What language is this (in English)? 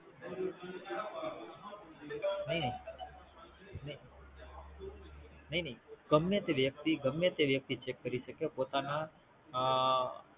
Gujarati